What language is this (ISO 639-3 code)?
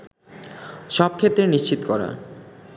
ben